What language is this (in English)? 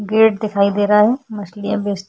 Hindi